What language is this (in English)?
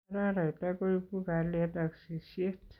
Kalenjin